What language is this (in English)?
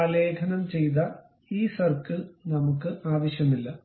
Malayalam